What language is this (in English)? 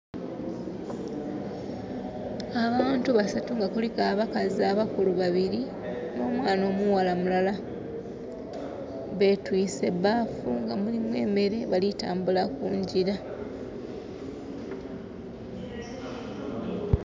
Soga